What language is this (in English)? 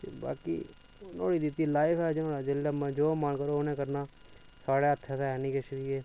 Dogri